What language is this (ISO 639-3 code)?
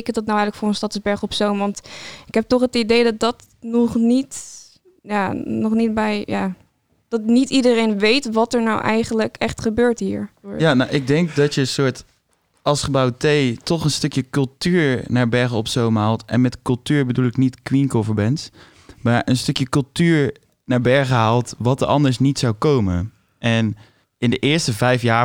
nld